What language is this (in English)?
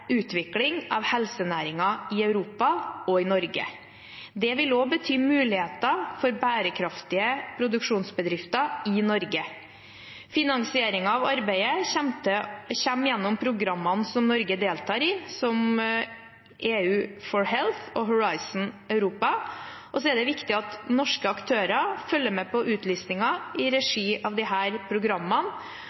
Norwegian Bokmål